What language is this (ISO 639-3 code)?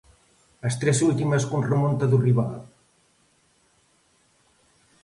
glg